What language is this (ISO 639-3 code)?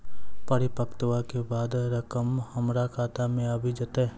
mai